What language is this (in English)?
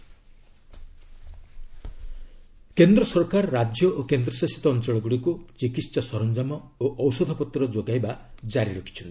Odia